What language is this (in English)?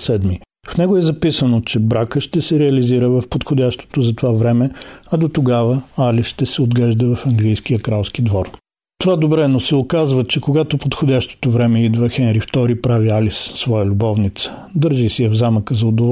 Bulgarian